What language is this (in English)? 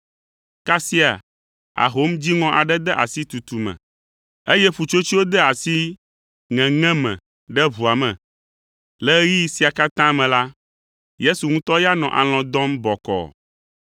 Ewe